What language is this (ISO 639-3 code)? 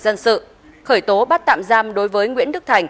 vie